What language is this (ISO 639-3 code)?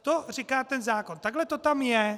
ces